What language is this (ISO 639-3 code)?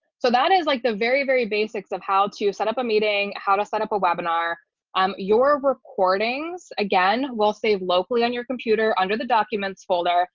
eng